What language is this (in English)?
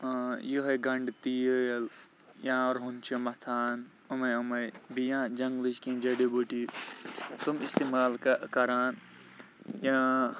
Kashmiri